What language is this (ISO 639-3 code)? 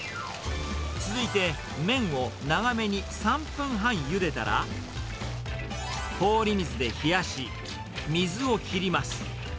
jpn